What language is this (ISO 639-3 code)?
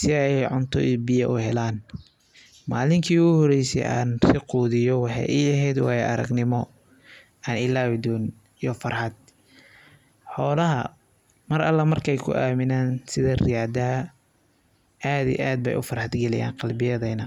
som